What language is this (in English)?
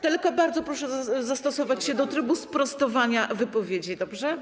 Polish